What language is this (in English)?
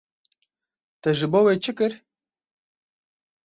Kurdish